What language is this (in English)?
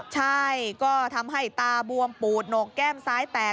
Thai